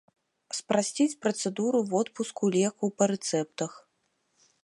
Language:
Belarusian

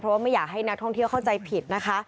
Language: Thai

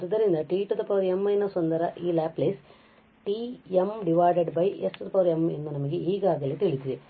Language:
Kannada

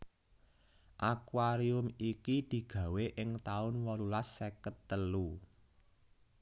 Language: Javanese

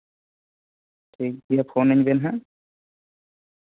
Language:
Santali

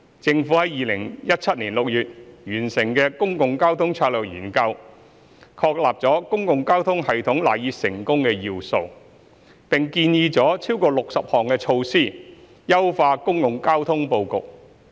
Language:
Cantonese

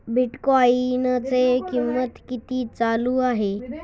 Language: Marathi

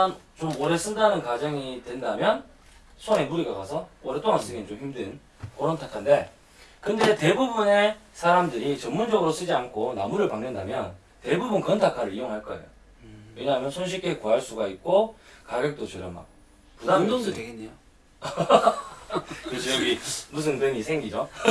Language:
Korean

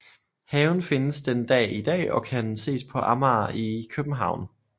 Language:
Danish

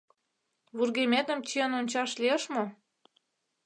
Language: Mari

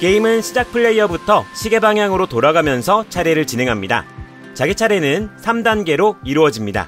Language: Korean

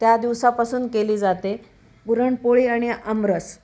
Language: Marathi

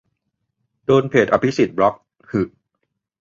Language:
Thai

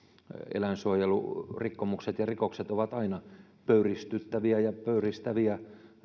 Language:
Finnish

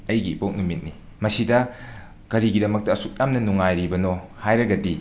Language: Manipuri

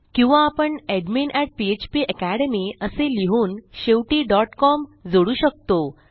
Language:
Marathi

